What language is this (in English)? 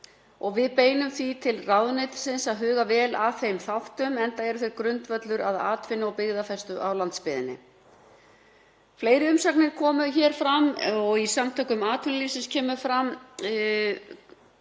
Icelandic